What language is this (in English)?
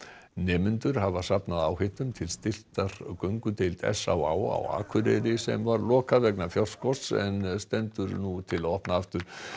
Icelandic